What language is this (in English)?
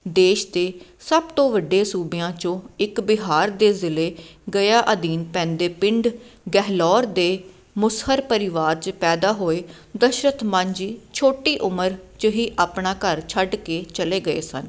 Punjabi